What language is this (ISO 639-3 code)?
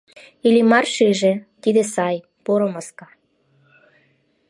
chm